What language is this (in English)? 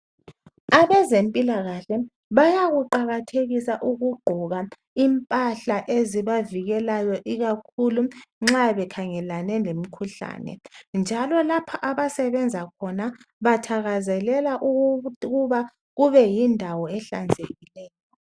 North Ndebele